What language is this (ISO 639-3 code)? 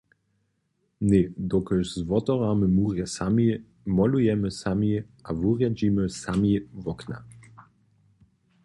hsb